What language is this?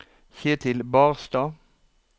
Norwegian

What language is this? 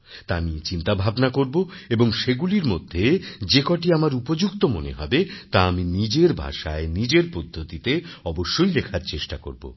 Bangla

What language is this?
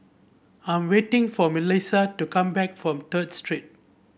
English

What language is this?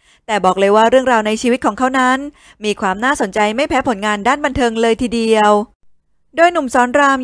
Thai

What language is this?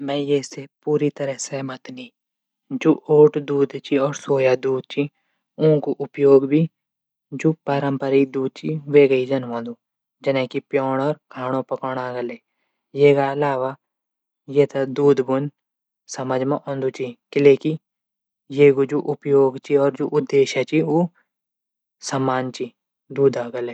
Garhwali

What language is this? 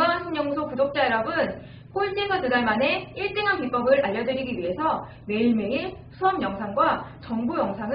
Korean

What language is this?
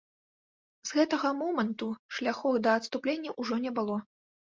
Belarusian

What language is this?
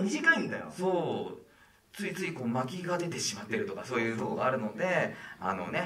Japanese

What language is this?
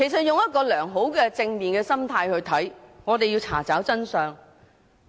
Cantonese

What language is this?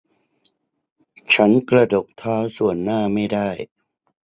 Thai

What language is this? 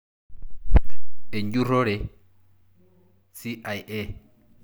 Masai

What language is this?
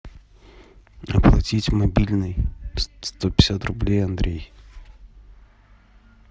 Russian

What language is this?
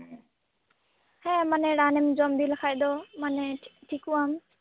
Santali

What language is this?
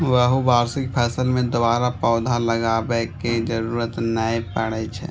Maithili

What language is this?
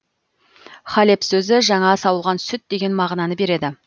Kazakh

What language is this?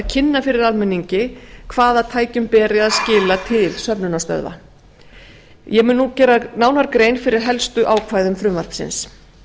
Icelandic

